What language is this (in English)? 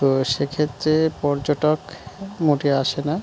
Bangla